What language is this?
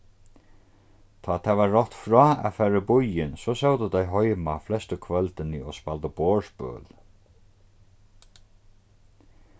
Faroese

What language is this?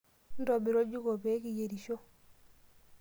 Masai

